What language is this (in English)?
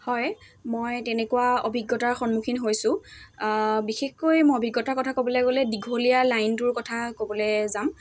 Assamese